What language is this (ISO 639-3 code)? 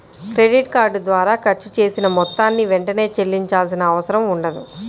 tel